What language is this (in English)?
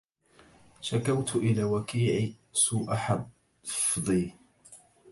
Arabic